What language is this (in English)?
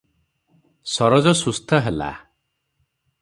Odia